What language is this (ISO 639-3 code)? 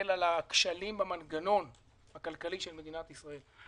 heb